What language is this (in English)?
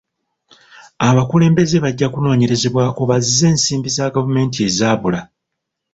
Ganda